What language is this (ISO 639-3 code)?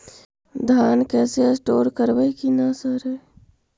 mag